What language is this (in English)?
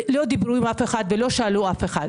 Hebrew